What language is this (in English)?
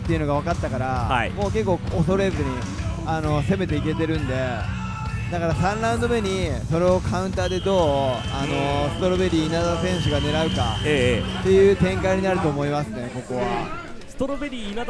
Japanese